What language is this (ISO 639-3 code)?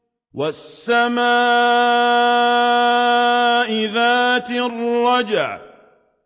ara